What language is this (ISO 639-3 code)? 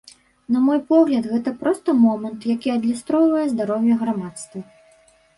bel